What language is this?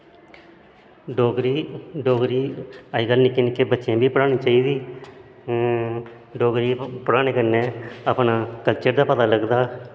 Dogri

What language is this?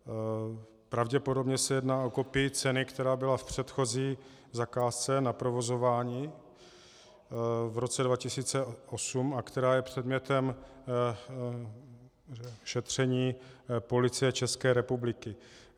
Czech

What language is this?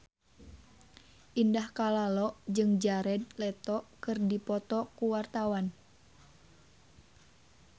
Sundanese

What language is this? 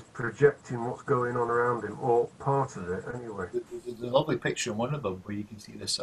English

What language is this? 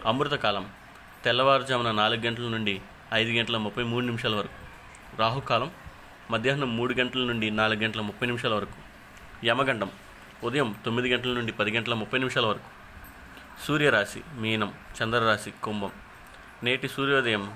Telugu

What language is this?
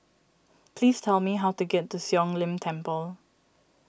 English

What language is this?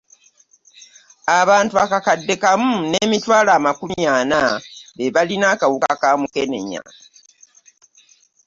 Ganda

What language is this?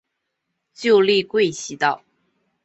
Chinese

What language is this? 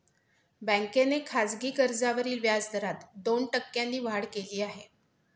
Marathi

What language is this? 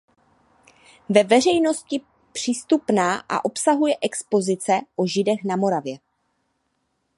Czech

